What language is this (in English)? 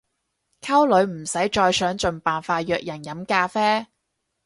Cantonese